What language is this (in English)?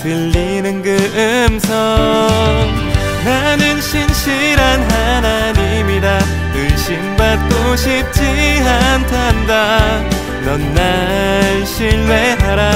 Korean